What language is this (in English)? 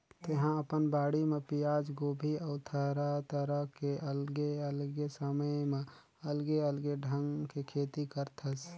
Chhattisgarhi